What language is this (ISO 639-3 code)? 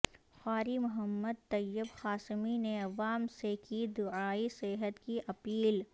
urd